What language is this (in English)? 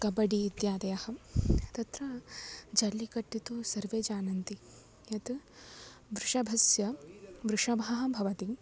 Sanskrit